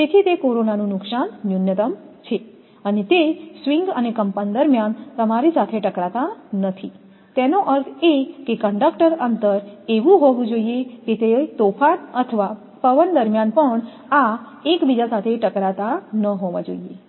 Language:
Gujarati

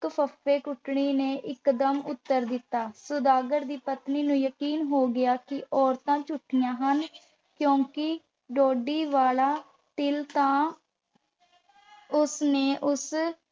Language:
Punjabi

